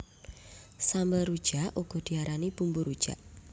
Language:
Javanese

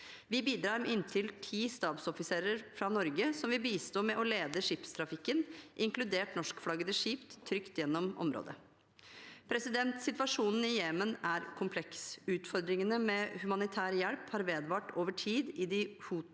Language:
Norwegian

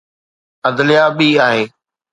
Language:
Sindhi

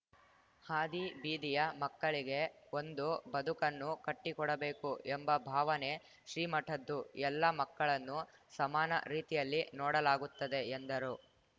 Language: Kannada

